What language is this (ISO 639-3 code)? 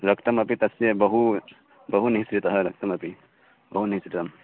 san